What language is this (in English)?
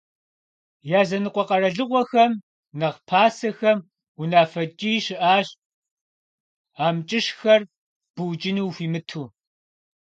Kabardian